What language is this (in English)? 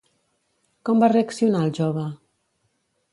Catalan